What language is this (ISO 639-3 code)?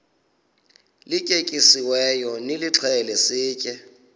xho